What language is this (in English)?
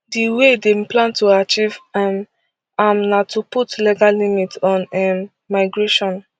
Nigerian Pidgin